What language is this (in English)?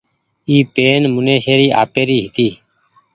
Goaria